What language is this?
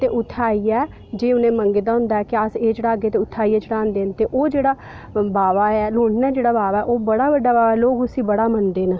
Dogri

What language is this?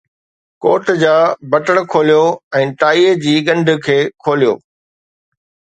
Sindhi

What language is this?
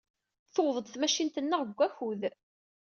Kabyle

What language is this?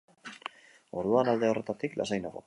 Basque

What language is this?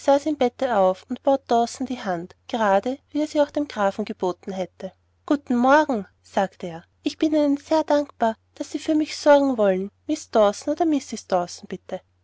German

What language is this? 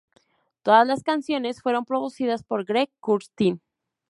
Spanish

